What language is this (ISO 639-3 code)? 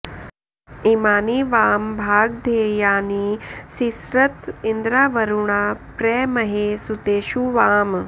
san